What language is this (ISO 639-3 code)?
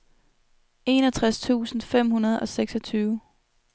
dan